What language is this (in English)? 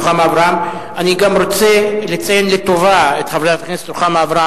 Hebrew